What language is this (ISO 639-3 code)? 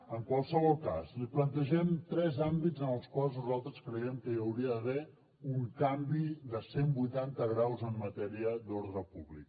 cat